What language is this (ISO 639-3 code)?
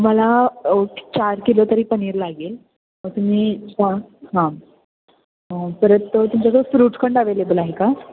mar